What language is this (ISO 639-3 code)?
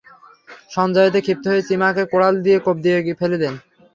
ben